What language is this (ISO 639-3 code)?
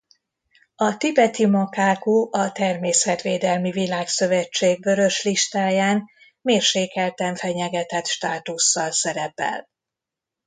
hun